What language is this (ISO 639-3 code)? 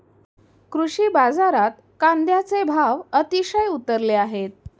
mar